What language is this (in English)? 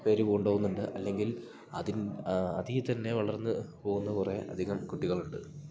Malayalam